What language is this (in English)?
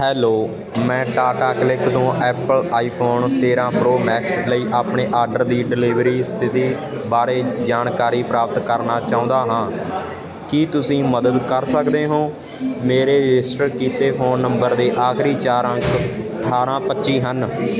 Punjabi